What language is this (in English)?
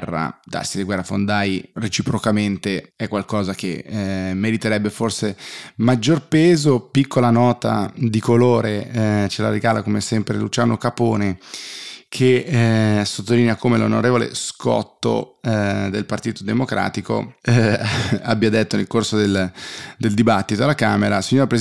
Italian